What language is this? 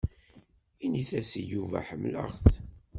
Kabyle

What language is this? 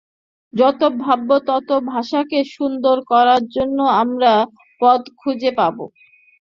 Bangla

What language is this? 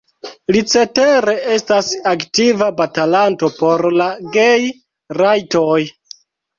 Esperanto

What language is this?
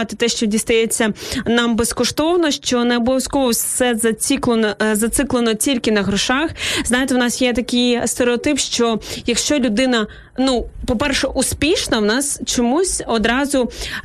Ukrainian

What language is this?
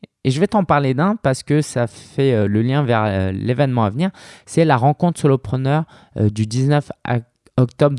French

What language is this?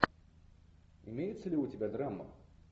Russian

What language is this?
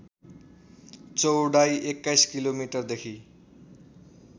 Nepali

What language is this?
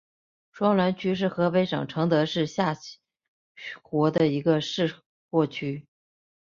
Chinese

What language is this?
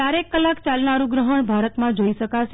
Gujarati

